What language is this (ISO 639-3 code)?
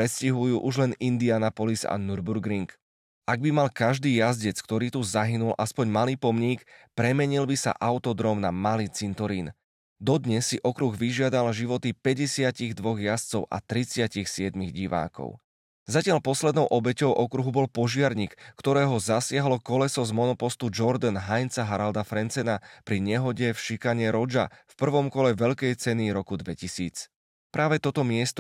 slk